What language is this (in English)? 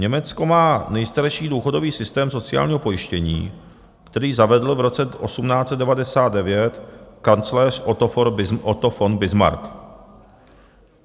Czech